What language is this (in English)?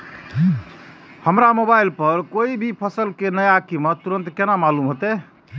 Maithili